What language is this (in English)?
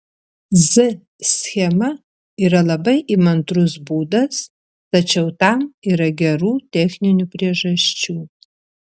Lithuanian